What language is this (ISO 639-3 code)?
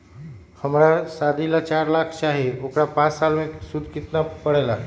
mag